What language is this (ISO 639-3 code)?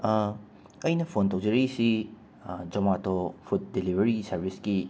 mni